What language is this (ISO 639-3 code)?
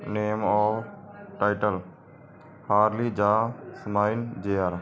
pan